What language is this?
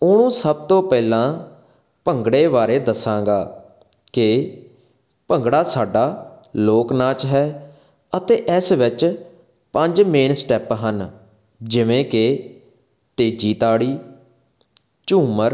Punjabi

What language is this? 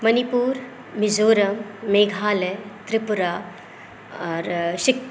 Maithili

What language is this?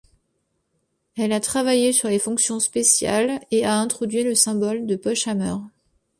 French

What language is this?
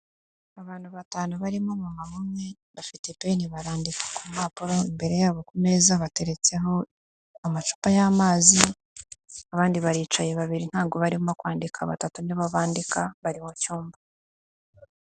Kinyarwanda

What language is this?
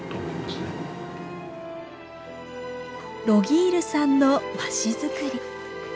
Japanese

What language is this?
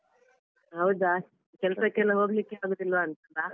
Kannada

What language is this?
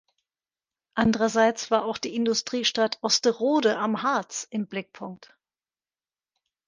German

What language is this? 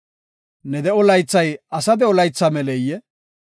Gofa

